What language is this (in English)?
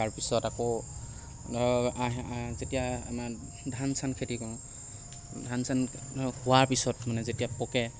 Assamese